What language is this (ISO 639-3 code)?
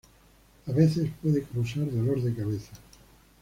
spa